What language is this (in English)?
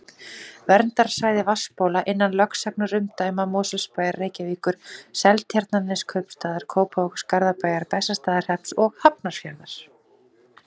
Icelandic